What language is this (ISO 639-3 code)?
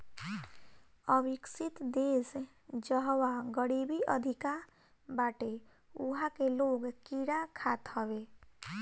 bho